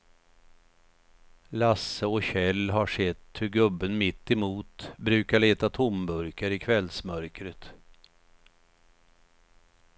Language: Swedish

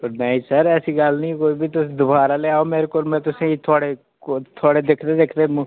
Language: Dogri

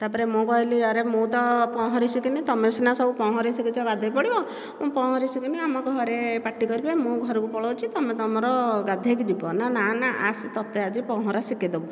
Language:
Odia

